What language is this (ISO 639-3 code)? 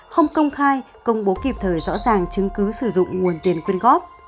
vie